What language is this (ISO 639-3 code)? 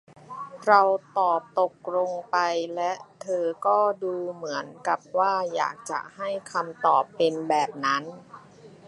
tha